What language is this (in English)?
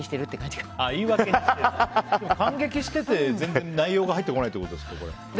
Japanese